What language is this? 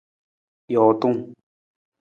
Nawdm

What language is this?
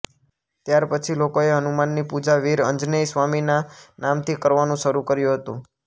Gujarati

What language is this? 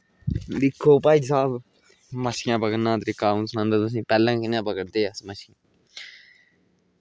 Dogri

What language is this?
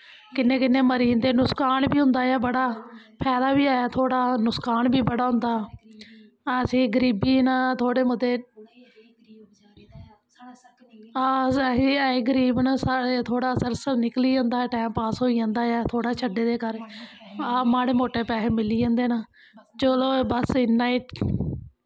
Dogri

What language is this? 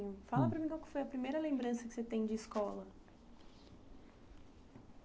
Portuguese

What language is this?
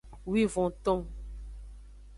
Aja (Benin)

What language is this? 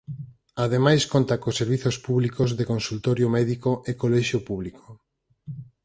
Galician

